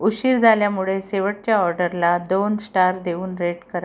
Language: Marathi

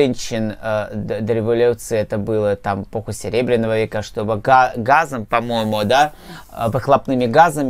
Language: Russian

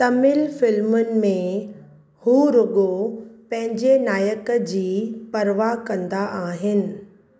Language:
Sindhi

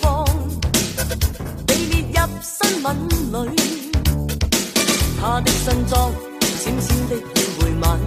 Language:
Chinese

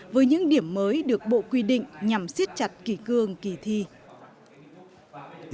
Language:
Vietnamese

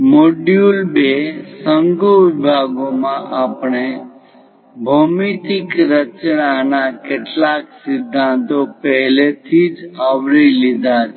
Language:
Gujarati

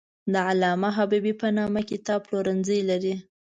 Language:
Pashto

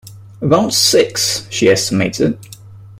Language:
English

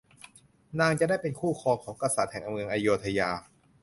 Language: Thai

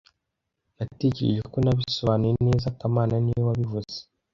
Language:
Kinyarwanda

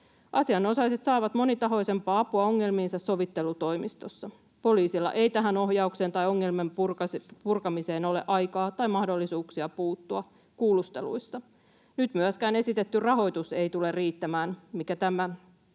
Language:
Finnish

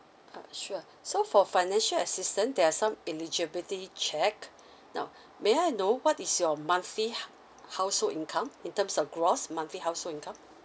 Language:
English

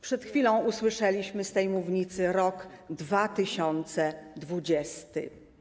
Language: Polish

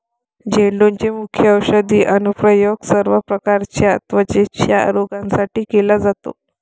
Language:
Marathi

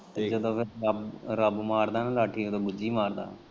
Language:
Punjabi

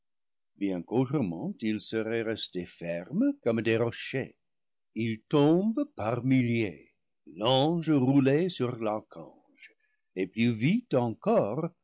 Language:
French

